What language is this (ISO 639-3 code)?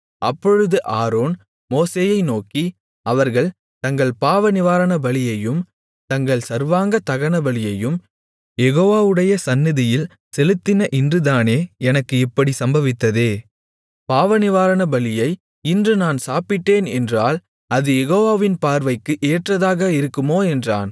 tam